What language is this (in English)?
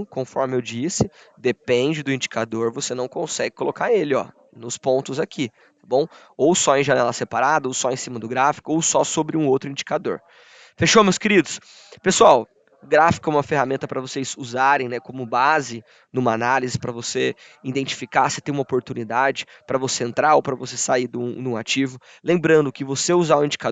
Portuguese